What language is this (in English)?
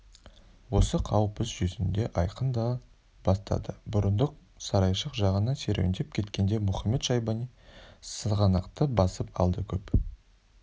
Kazakh